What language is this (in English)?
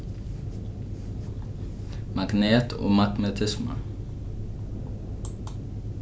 Faroese